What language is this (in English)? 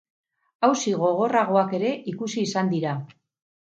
Basque